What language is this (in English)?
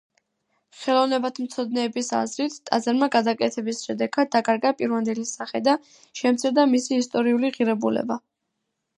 Georgian